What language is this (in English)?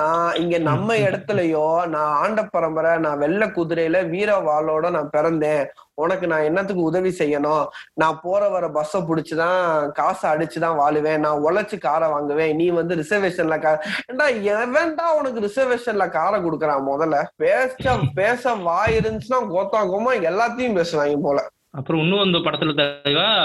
Tamil